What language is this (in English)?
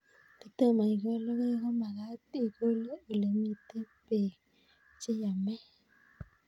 Kalenjin